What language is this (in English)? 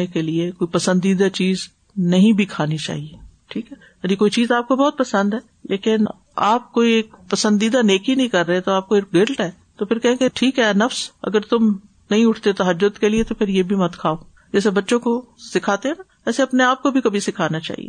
Urdu